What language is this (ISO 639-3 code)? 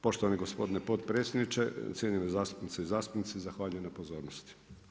hrv